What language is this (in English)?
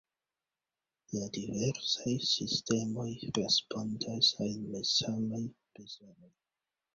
Esperanto